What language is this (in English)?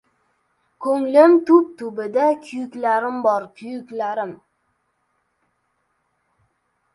Uzbek